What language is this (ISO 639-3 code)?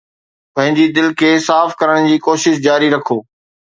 snd